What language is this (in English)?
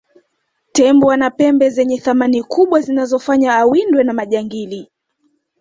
Swahili